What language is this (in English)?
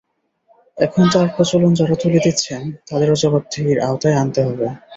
Bangla